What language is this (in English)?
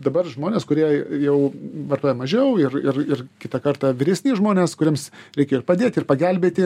Lithuanian